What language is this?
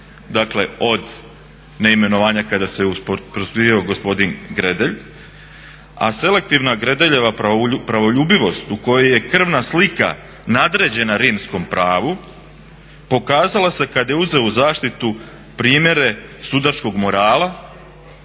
Croatian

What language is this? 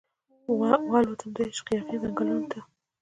Pashto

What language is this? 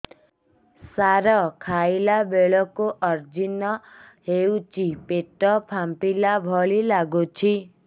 Odia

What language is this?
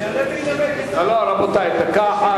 Hebrew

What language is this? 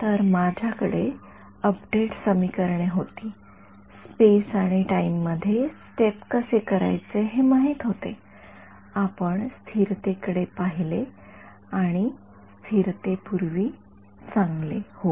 Marathi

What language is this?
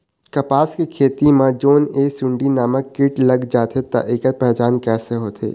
Chhattisgarhi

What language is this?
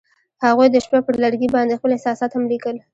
Pashto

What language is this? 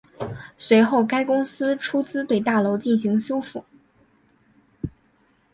Chinese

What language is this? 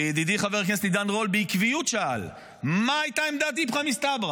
Hebrew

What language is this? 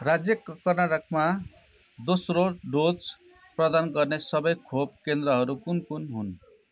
Nepali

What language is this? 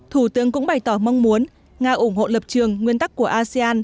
Vietnamese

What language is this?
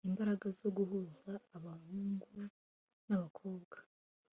Kinyarwanda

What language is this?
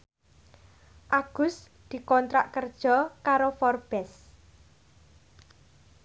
Javanese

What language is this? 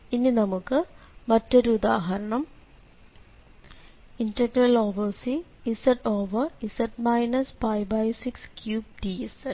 Malayalam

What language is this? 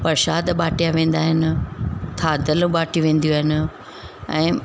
Sindhi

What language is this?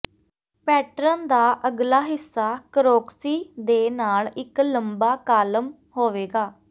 Punjabi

